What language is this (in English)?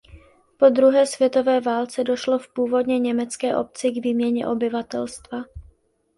Czech